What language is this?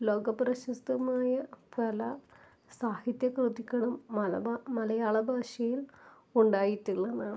Malayalam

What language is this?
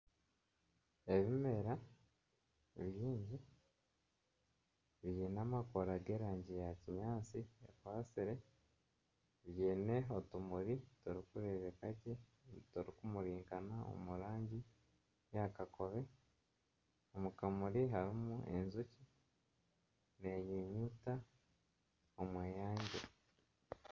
Nyankole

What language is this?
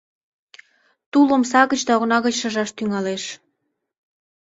Mari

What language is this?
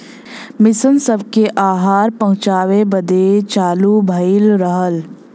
Bhojpuri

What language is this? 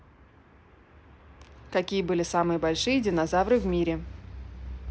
Russian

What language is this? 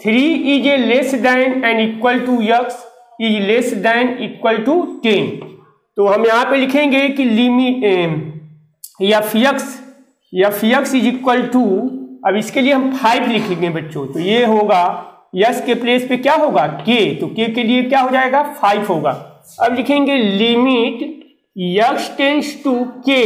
Hindi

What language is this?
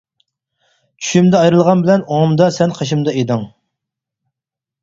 Uyghur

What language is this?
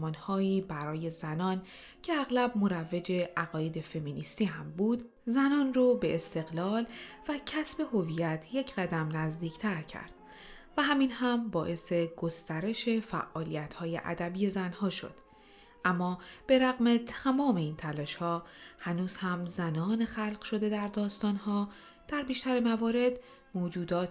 Persian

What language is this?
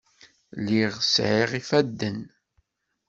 Kabyle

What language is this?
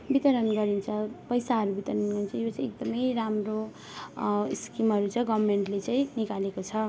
Nepali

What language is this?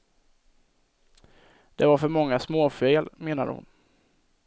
Swedish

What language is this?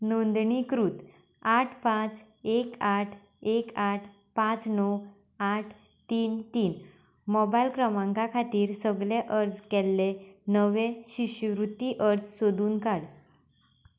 Konkani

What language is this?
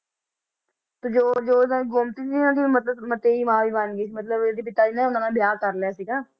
Punjabi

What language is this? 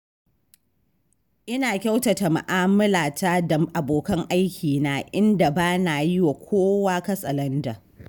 Hausa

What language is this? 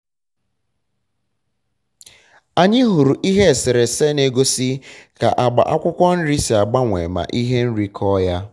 Igbo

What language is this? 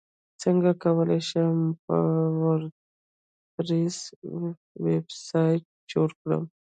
Pashto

